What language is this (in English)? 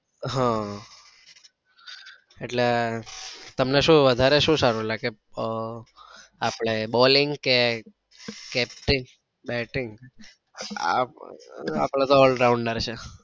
Gujarati